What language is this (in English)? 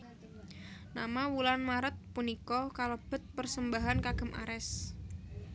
Javanese